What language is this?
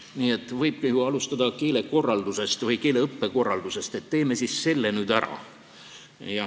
Estonian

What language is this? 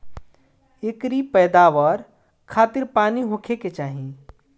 Bhojpuri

